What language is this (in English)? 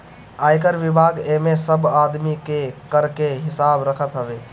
Bhojpuri